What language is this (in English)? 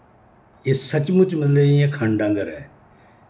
Dogri